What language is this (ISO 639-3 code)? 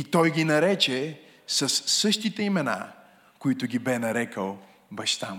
bul